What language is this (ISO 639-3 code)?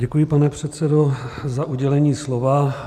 ces